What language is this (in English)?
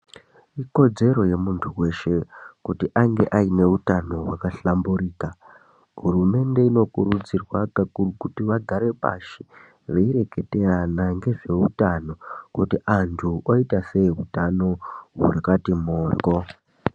Ndau